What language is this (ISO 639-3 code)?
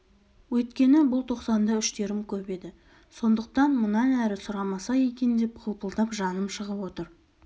kaz